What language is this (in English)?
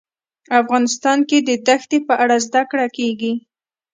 Pashto